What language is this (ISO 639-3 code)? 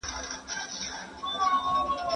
pus